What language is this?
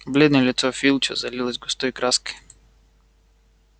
Russian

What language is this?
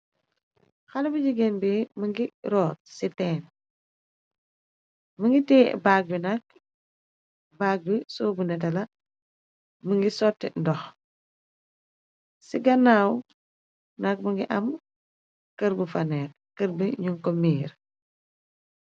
Wolof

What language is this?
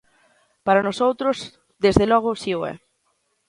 Galician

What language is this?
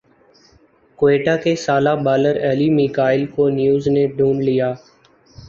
Urdu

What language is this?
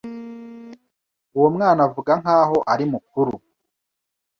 Kinyarwanda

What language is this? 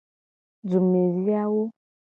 Gen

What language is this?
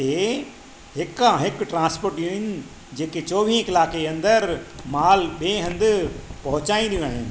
Sindhi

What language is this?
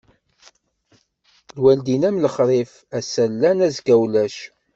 Kabyle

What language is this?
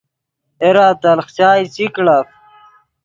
Yidgha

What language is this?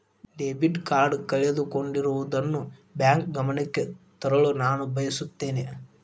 Kannada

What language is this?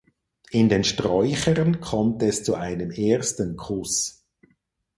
German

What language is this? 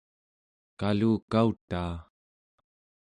Central Yupik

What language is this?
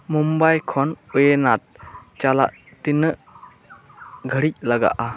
Santali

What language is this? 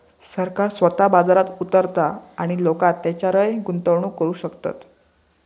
Marathi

